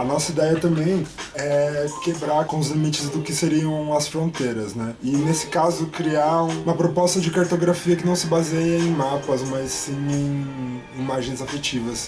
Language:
Portuguese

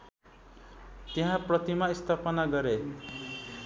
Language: Nepali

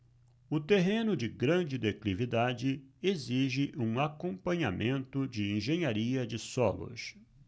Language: Portuguese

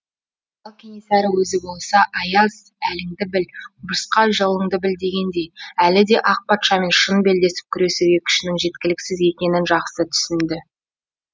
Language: Kazakh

